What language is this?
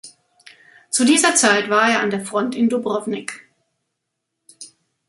German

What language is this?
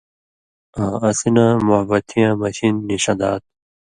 Indus Kohistani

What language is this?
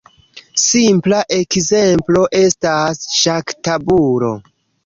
Esperanto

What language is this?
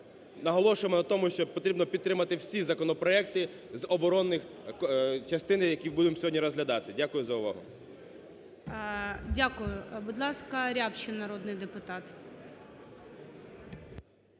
Ukrainian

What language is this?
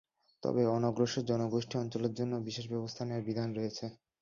Bangla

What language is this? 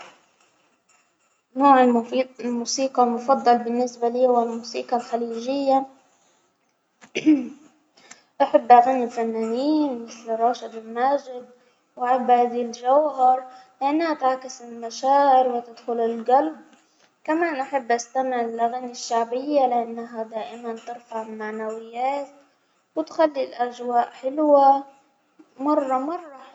Hijazi Arabic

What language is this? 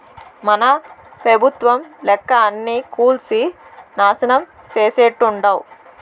Telugu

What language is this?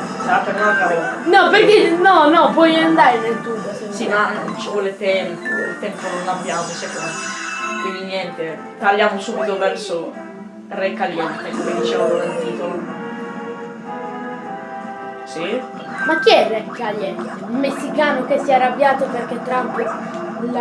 Italian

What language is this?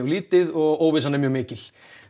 Icelandic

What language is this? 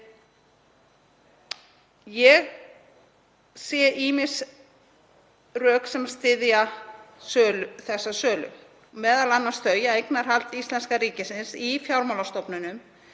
Icelandic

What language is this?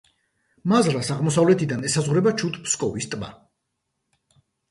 Georgian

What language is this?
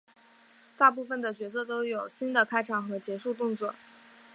Chinese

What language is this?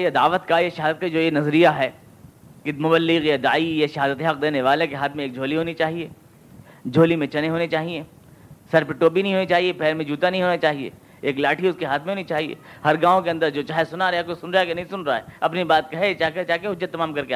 Urdu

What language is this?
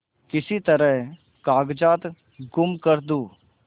Hindi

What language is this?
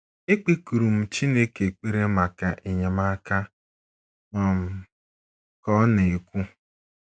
Igbo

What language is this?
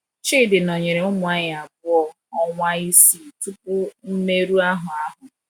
Igbo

